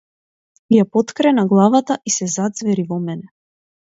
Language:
Macedonian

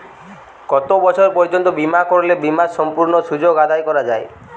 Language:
Bangla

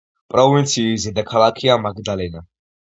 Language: Georgian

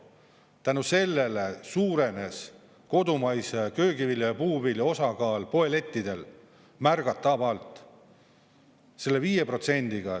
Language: Estonian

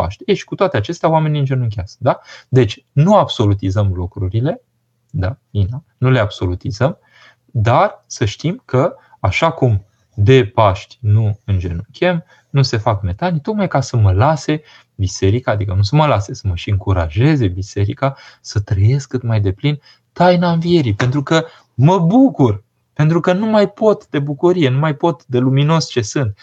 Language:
Romanian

